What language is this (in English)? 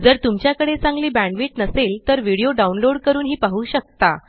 Marathi